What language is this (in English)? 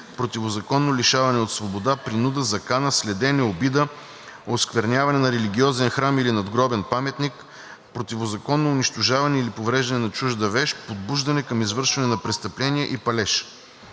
Bulgarian